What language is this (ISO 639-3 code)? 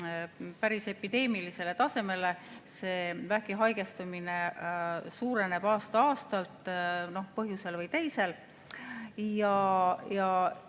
est